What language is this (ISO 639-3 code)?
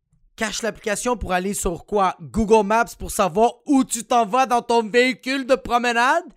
fra